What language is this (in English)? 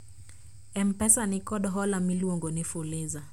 Luo (Kenya and Tanzania)